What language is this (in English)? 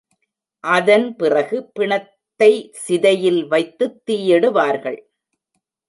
Tamil